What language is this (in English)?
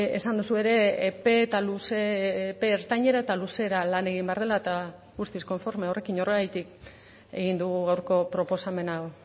Basque